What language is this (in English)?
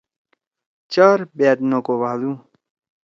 Torwali